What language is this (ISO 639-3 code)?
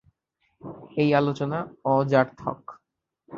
ben